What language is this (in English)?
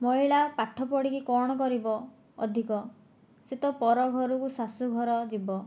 Odia